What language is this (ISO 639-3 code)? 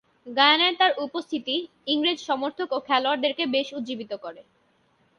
ben